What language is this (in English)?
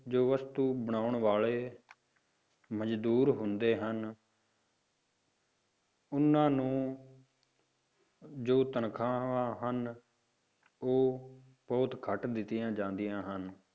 Punjabi